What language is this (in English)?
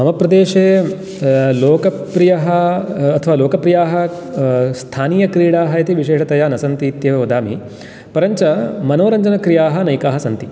Sanskrit